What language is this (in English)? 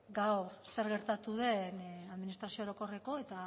Basque